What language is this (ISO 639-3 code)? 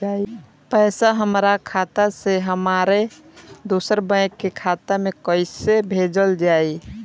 bho